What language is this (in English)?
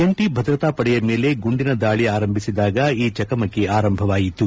Kannada